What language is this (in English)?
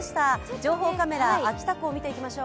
Japanese